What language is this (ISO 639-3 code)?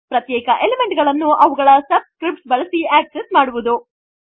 kan